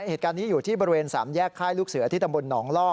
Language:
Thai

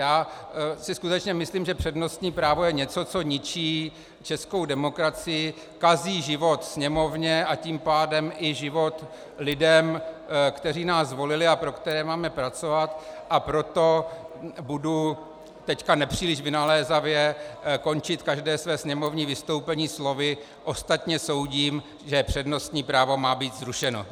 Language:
Czech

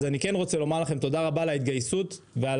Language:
Hebrew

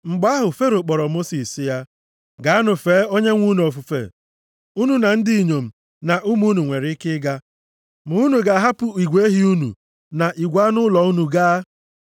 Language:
Igbo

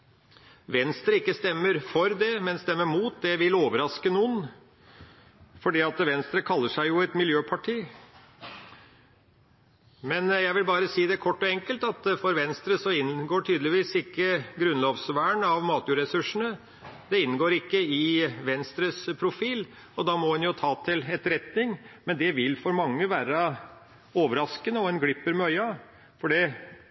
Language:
Norwegian Bokmål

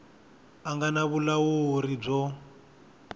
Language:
Tsonga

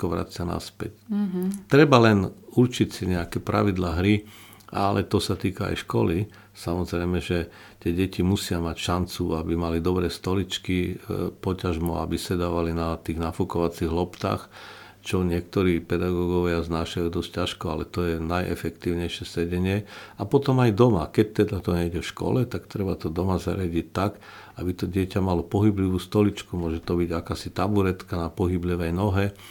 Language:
Slovak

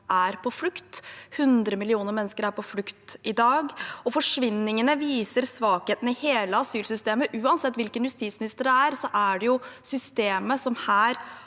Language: Norwegian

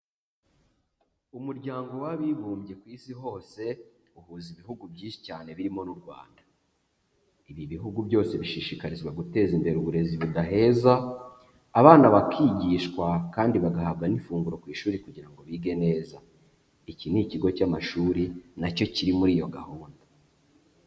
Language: Kinyarwanda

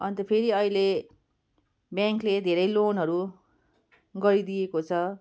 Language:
Nepali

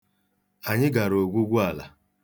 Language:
Igbo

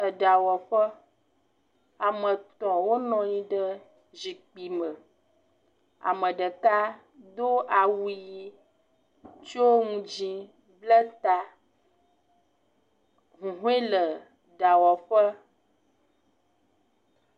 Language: Ewe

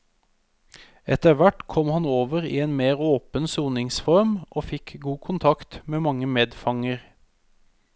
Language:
Norwegian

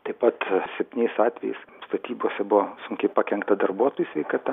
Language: Lithuanian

